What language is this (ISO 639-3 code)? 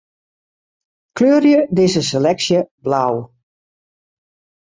fry